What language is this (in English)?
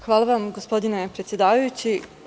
Serbian